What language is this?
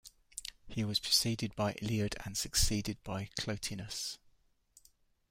English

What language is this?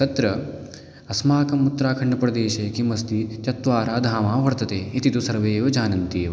Sanskrit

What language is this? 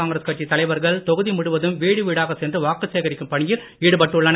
Tamil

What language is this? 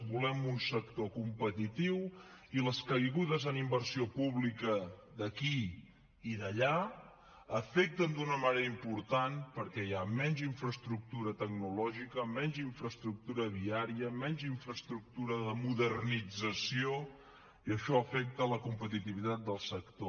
Catalan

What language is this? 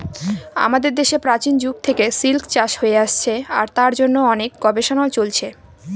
Bangla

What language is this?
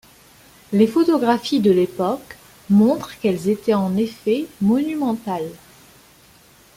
French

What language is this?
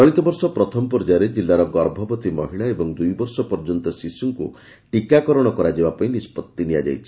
Odia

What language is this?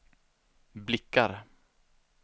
Swedish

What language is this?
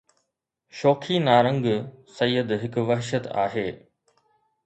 Sindhi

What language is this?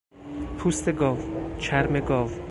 Persian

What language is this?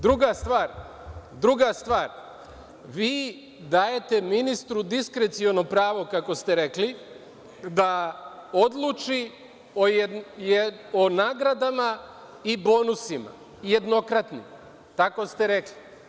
Serbian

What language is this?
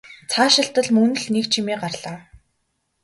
Mongolian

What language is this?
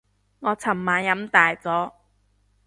Cantonese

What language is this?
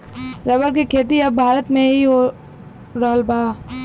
Bhojpuri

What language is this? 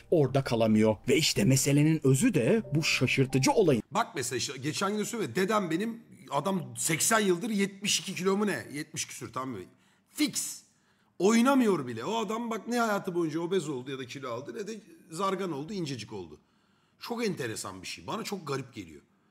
Turkish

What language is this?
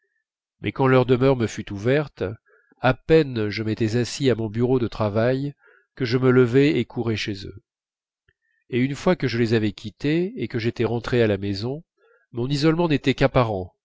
French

